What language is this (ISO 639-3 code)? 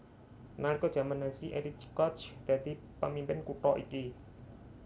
jav